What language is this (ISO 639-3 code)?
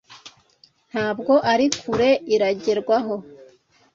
kin